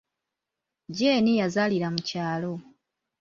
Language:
Ganda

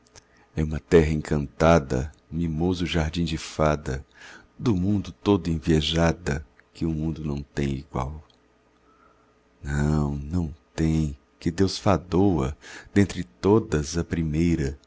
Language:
Portuguese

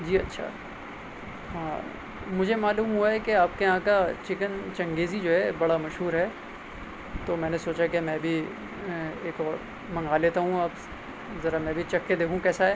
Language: Urdu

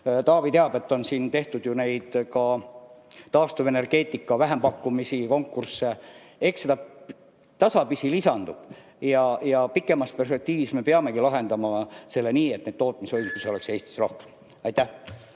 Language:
Estonian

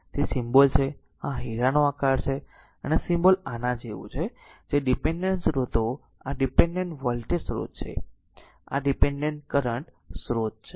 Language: Gujarati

